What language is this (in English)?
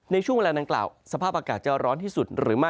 Thai